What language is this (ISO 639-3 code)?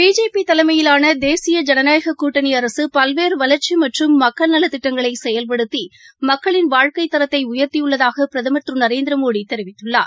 tam